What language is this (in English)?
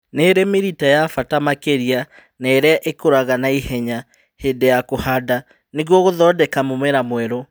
Kikuyu